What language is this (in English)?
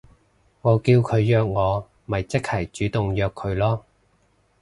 Cantonese